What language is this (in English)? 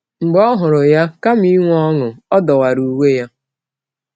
Igbo